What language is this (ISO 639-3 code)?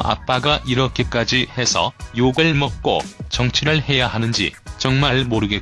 kor